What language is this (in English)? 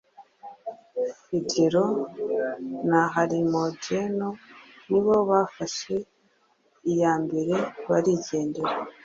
Kinyarwanda